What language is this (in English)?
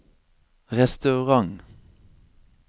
Norwegian